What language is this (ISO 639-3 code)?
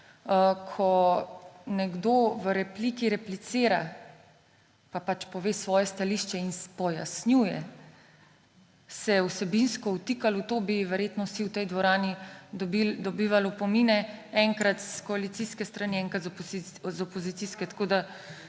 slv